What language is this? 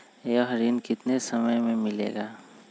Magahi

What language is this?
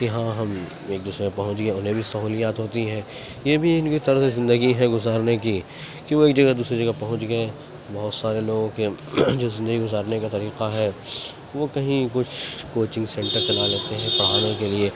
Urdu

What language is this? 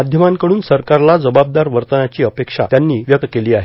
Marathi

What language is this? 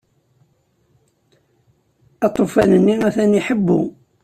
Kabyle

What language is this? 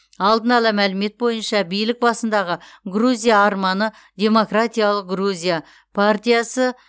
Kazakh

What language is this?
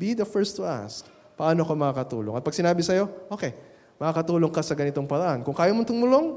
Filipino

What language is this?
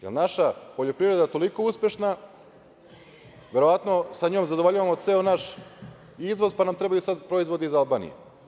Serbian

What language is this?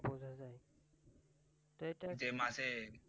Bangla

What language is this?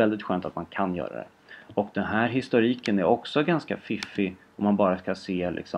Swedish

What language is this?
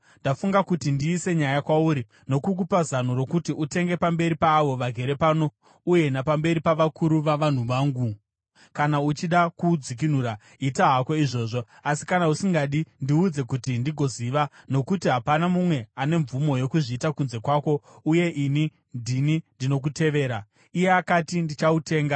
Shona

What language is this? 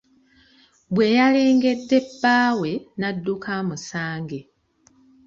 Ganda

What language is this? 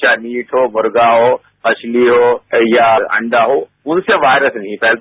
Hindi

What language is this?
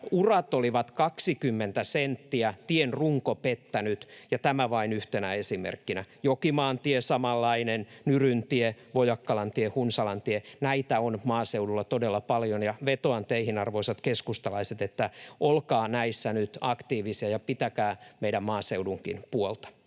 Finnish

